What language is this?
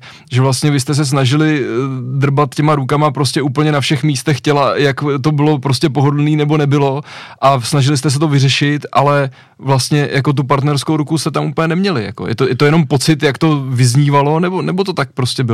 Czech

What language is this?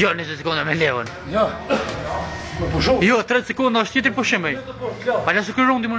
Russian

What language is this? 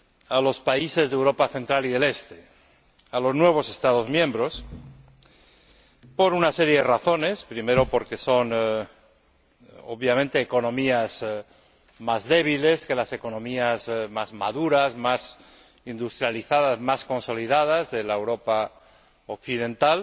Spanish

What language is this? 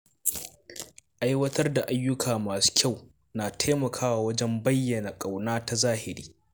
Hausa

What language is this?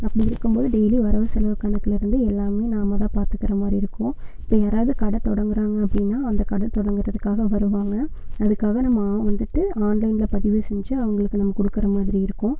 Tamil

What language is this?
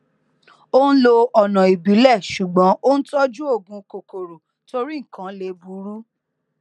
Yoruba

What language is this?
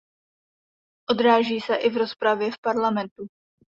Czech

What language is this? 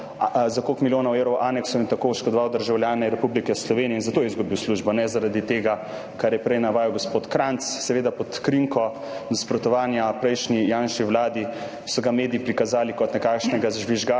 Slovenian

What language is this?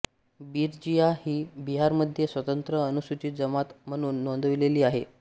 Marathi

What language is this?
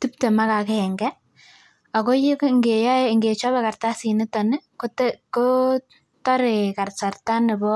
Kalenjin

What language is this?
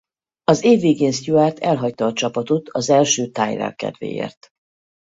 Hungarian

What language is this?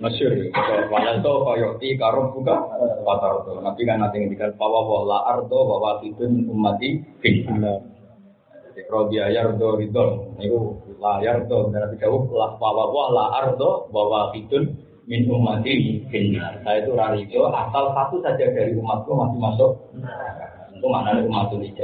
Indonesian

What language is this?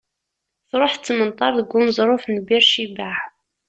Kabyle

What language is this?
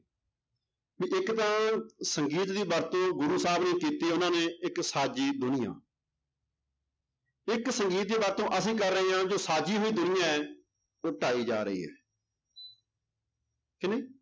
Punjabi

